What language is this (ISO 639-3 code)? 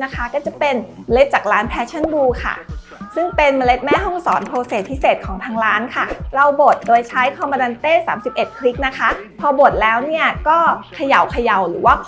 tha